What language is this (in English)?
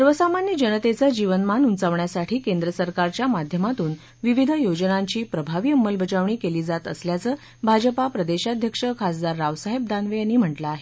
Marathi